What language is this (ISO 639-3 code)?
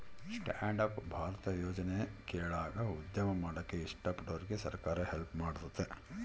kan